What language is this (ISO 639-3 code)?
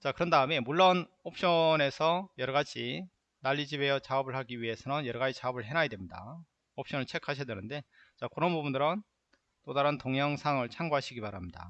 kor